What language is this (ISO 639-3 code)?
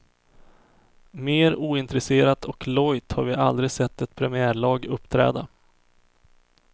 swe